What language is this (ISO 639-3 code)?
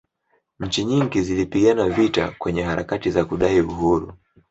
swa